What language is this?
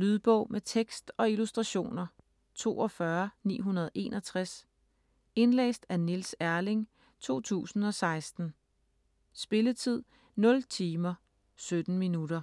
Danish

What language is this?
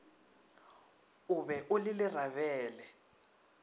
Northern Sotho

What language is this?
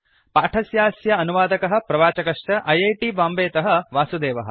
Sanskrit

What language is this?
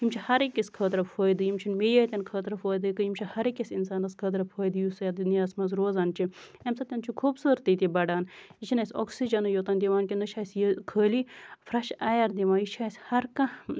Kashmiri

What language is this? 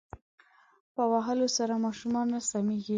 Pashto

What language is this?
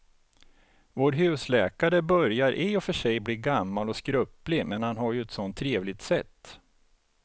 Swedish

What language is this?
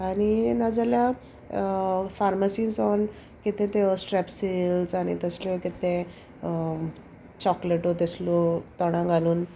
Konkani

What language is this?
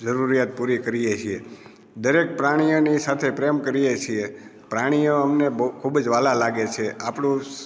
Gujarati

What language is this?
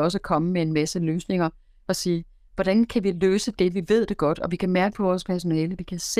Danish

